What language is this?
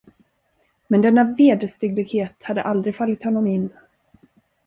Swedish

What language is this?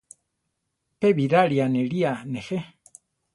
Central Tarahumara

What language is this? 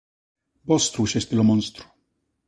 Galician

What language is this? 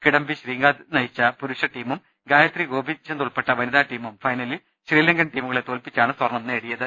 Malayalam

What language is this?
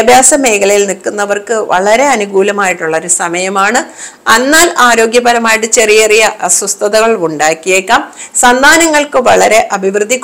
Malayalam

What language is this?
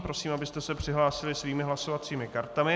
Czech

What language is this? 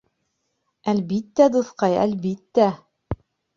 Bashkir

